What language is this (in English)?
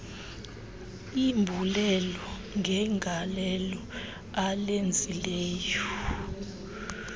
Xhosa